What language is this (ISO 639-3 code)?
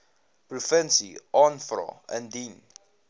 afr